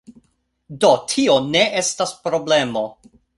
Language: Esperanto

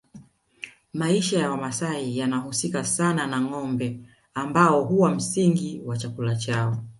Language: Swahili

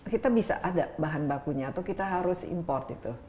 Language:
Indonesian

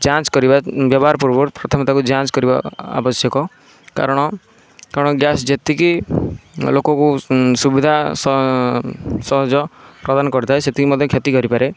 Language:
Odia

